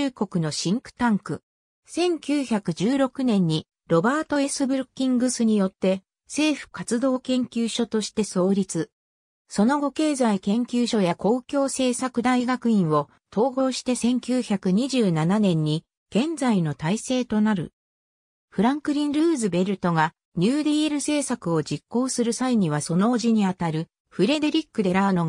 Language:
Japanese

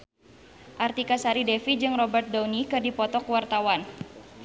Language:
Sundanese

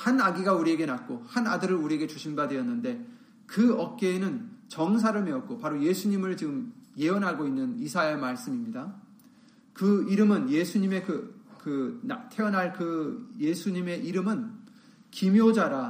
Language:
Korean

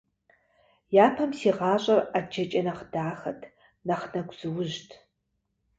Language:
Kabardian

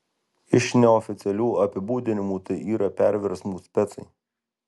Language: Lithuanian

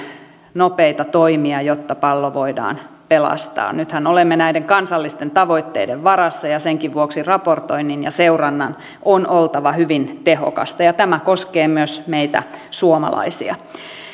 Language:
Finnish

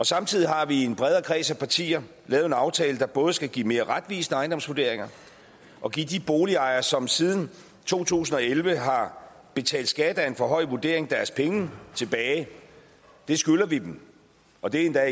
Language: Danish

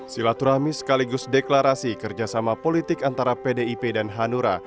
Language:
Indonesian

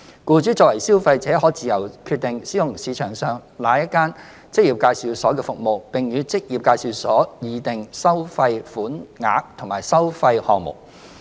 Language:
Cantonese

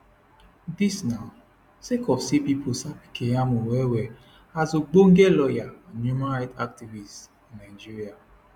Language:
Nigerian Pidgin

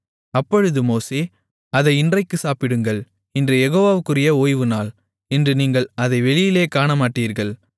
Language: Tamil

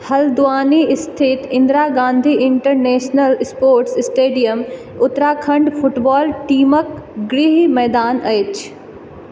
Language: Maithili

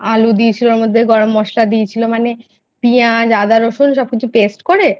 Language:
Bangla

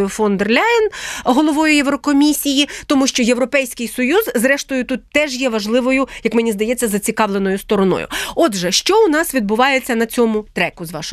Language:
Ukrainian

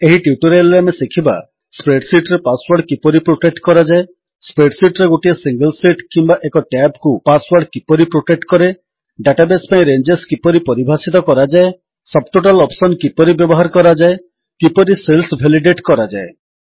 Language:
Odia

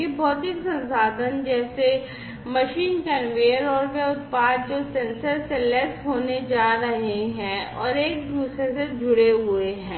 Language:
Hindi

